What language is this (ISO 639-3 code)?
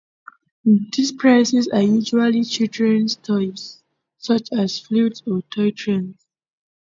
eng